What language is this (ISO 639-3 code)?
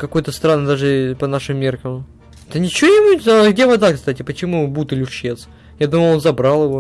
rus